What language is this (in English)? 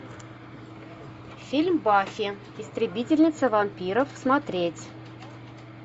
Russian